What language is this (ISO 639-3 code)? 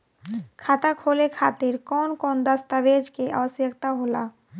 bho